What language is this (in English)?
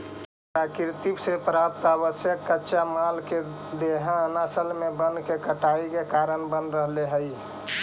Magahi